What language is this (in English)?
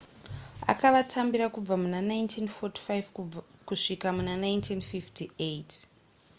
Shona